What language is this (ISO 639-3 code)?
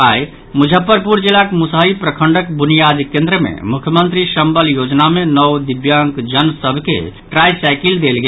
mai